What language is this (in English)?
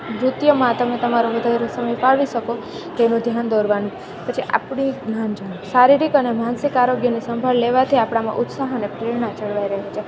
Gujarati